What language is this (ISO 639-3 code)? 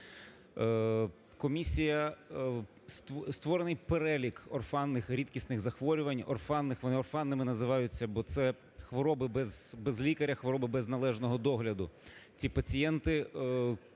ukr